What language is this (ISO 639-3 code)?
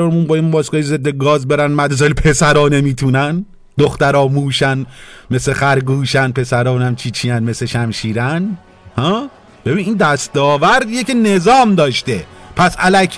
fas